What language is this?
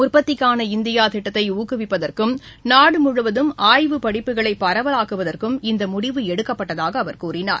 Tamil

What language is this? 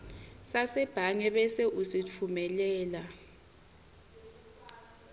Swati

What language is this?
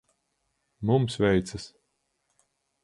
Latvian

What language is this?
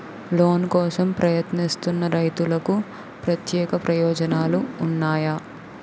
Telugu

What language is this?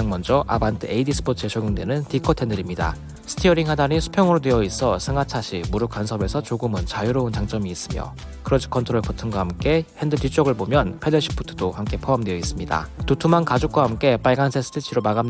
Korean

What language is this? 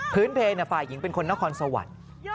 Thai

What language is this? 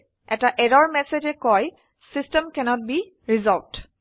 Assamese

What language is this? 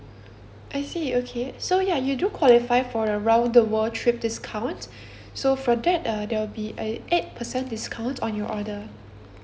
English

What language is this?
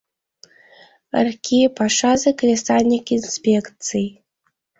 Mari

